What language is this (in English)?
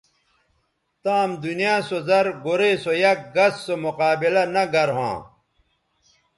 Bateri